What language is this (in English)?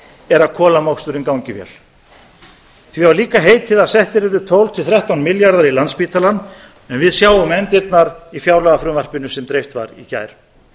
Icelandic